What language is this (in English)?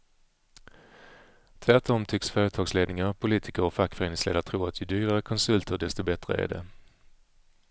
Swedish